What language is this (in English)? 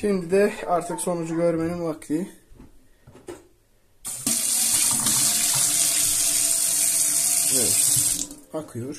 Turkish